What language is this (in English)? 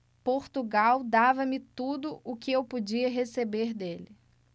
Portuguese